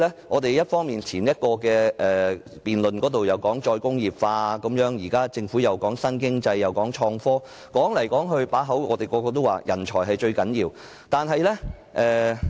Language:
Cantonese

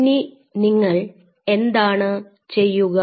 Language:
Malayalam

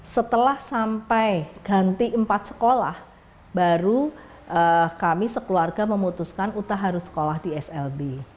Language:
Indonesian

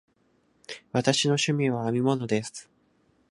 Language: Japanese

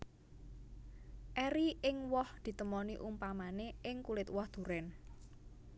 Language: Javanese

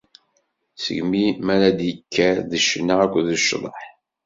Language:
Kabyle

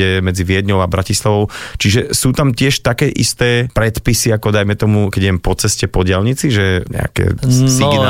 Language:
Slovak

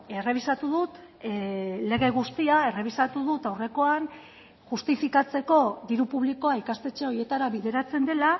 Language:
Basque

